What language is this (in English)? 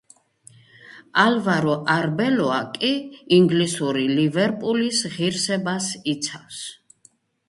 Georgian